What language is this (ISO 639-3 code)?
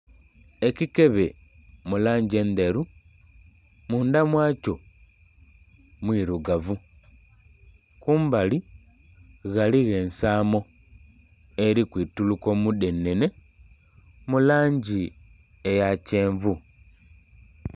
xog